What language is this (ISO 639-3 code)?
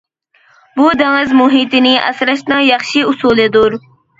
uig